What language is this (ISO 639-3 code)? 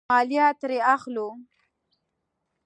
pus